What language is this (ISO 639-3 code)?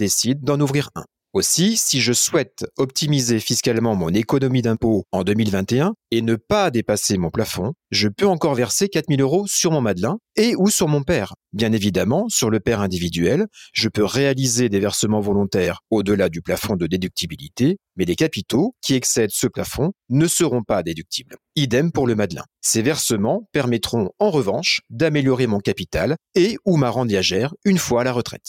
fra